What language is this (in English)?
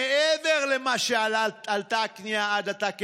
Hebrew